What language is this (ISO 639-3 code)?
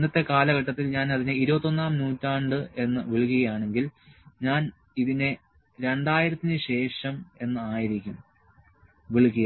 mal